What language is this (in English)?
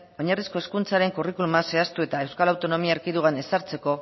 Basque